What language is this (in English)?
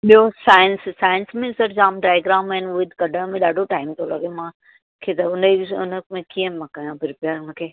Sindhi